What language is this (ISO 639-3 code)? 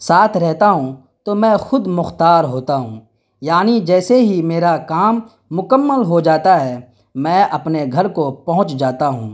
urd